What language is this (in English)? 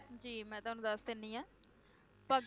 Punjabi